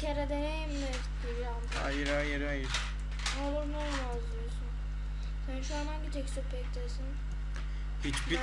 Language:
Turkish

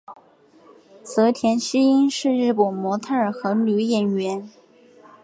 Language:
Chinese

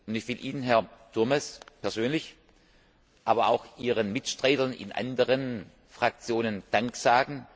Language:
German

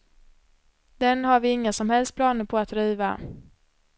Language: Swedish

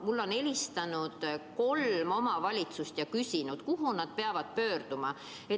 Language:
Estonian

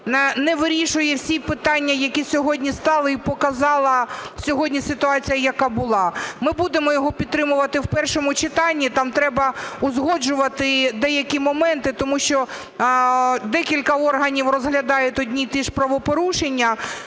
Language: Ukrainian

